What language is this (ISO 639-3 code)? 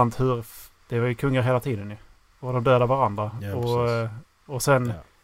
swe